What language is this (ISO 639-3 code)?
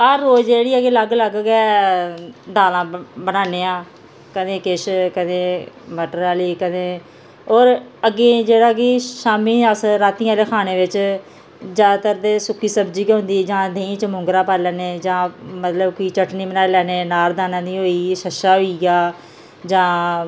doi